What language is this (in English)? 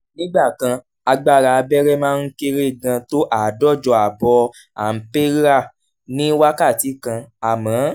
Yoruba